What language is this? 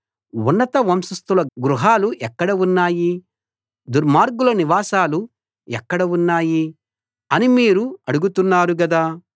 Telugu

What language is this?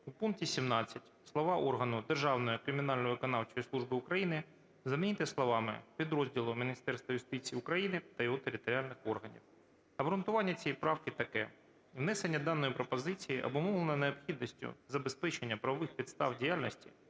Ukrainian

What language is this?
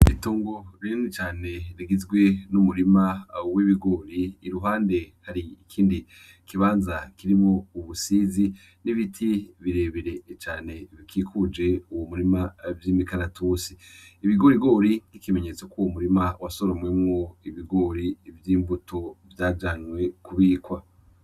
Rundi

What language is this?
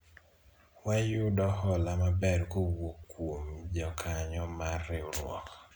Luo (Kenya and Tanzania)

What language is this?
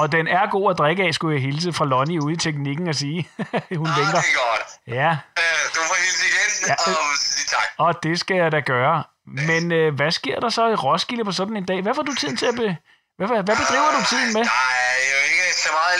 Danish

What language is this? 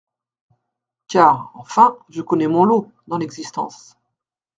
French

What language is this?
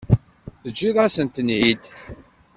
Kabyle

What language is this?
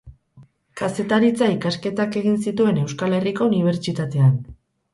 Basque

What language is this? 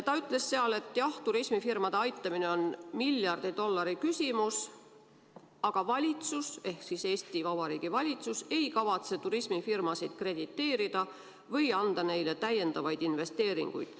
Estonian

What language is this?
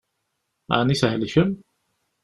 Kabyle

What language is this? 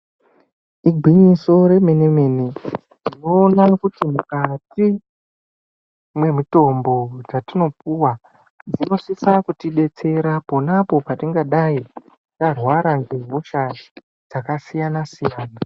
Ndau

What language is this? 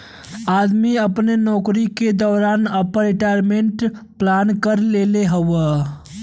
Bhojpuri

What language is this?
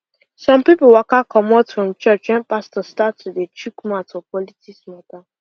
Nigerian Pidgin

